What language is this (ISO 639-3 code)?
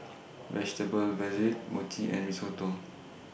eng